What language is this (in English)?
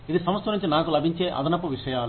Telugu